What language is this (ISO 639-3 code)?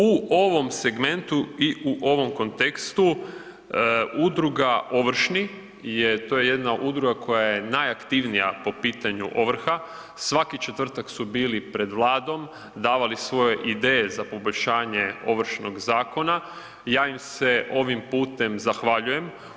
hrv